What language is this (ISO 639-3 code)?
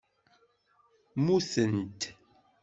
kab